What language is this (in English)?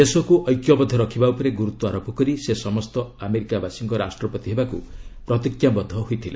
Odia